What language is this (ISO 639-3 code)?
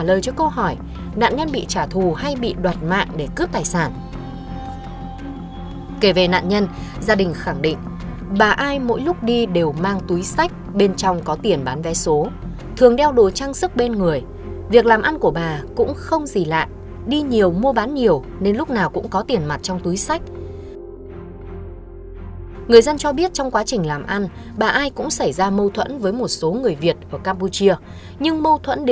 vie